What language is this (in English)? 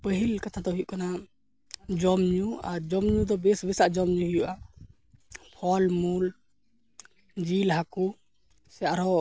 Santali